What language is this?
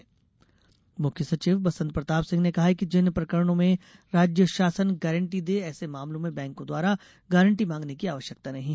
Hindi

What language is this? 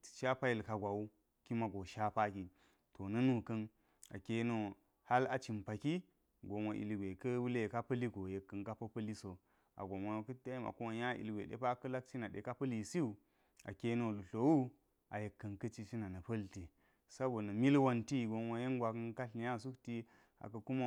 Geji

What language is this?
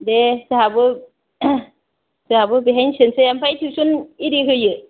Bodo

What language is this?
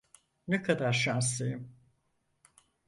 Turkish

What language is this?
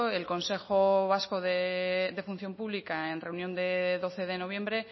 Spanish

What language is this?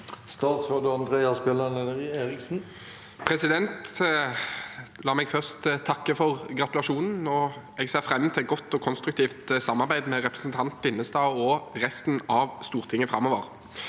Norwegian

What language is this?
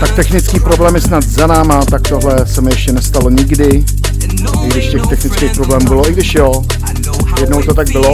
Czech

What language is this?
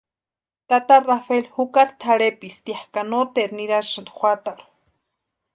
Western Highland Purepecha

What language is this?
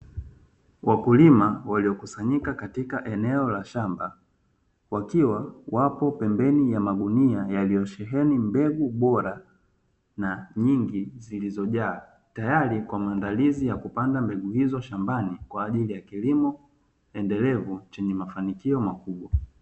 Swahili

